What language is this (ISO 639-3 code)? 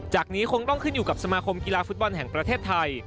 tha